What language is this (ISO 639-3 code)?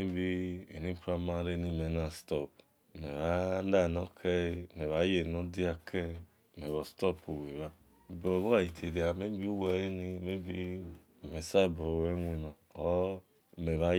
ish